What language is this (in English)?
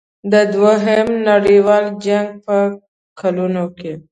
Pashto